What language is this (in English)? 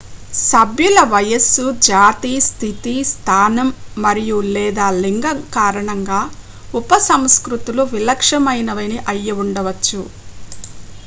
Telugu